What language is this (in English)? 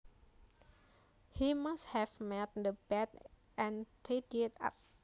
Javanese